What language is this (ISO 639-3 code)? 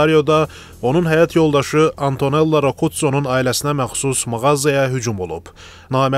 tur